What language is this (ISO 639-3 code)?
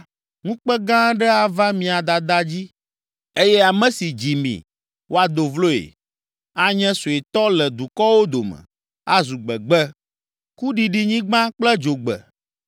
ewe